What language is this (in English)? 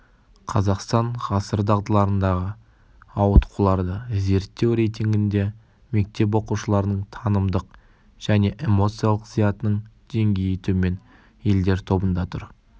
Kazakh